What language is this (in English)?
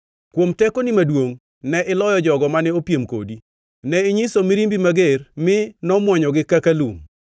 Luo (Kenya and Tanzania)